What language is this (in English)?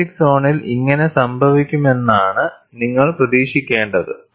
Malayalam